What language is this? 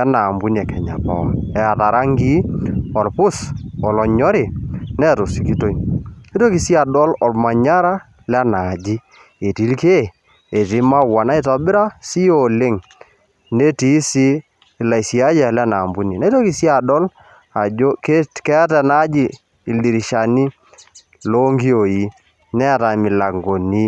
Masai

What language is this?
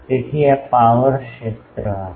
Gujarati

